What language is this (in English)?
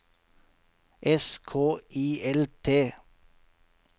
Norwegian